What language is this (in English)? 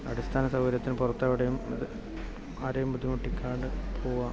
Malayalam